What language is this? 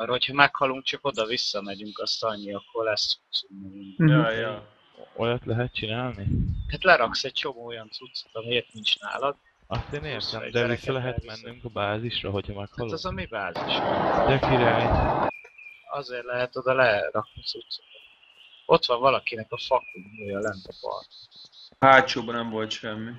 Hungarian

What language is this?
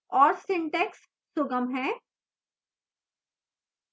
Hindi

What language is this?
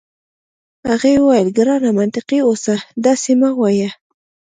Pashto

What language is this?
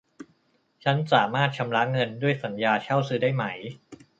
Thai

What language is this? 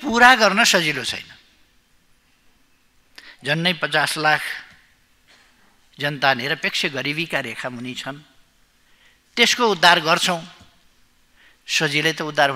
Romanian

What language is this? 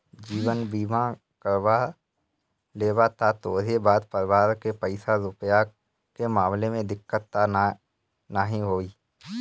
Bhojpuri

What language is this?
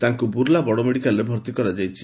Odia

